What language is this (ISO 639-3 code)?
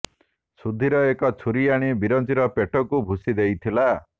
ori